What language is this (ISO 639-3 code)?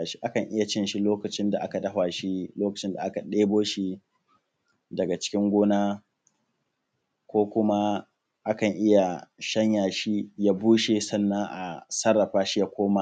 hau